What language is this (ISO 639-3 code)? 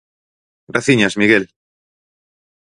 glg